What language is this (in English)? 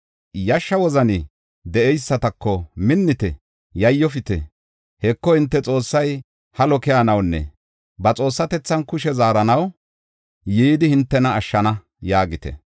Gofa